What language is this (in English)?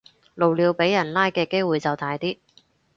Cantonese